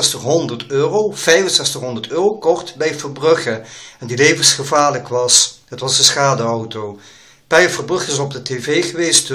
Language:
Dutch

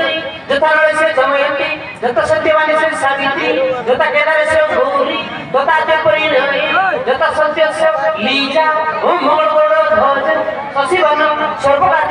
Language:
Punjabi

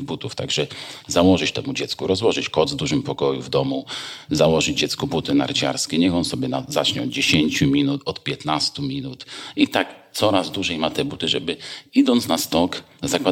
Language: Polish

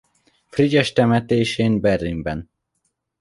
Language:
Hungarian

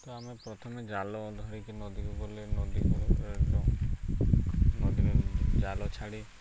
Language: Odia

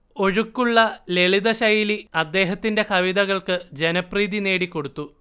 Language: Malayalam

